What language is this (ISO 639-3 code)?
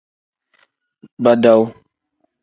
kdh